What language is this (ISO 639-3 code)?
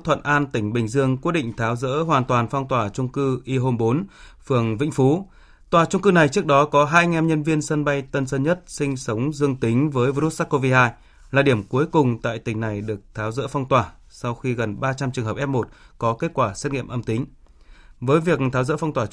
vie